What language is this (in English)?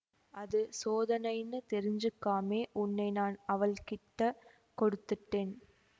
Tamil